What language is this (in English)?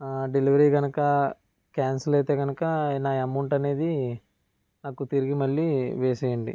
Telugu